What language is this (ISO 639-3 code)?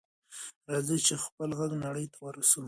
pus